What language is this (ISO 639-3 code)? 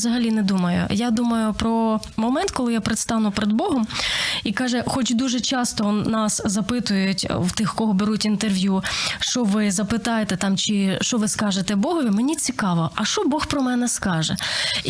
ukr